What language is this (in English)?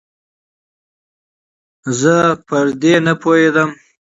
Pashto